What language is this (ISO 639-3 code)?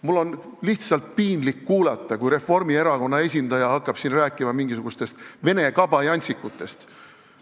est